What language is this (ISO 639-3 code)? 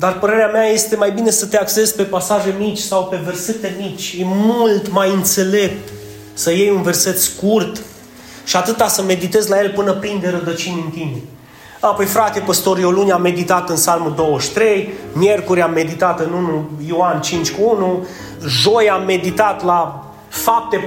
ron